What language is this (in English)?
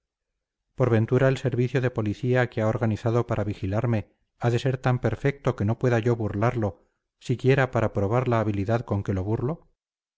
Spanish